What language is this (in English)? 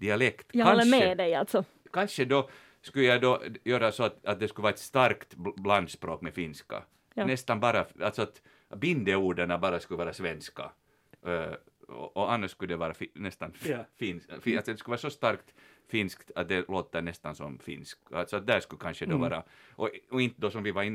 Swedish